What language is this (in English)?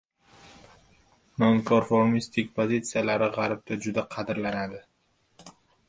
Uzbek